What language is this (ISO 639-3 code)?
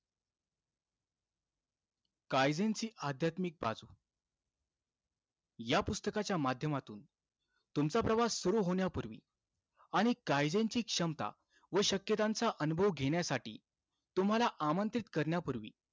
mar